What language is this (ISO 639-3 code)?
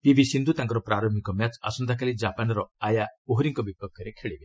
ori